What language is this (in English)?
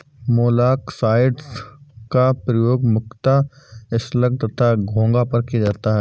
Hindi